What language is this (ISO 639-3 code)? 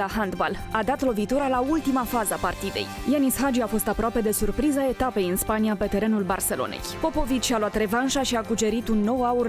ron